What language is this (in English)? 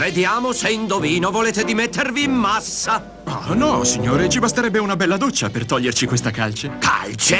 Italian